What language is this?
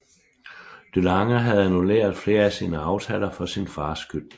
Danish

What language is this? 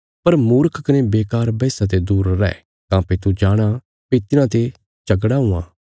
Bilaspuri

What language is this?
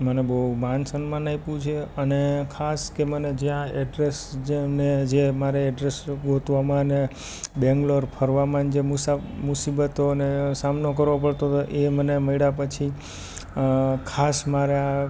Gujarati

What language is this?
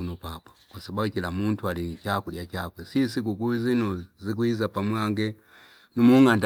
Fipa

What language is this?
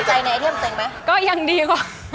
Thai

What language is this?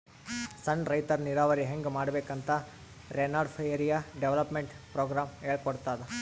Kannada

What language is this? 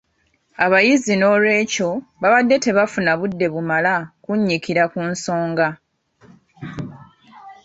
Ganda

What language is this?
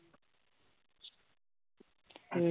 Punjabi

